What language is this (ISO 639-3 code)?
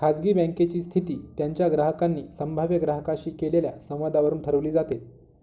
mar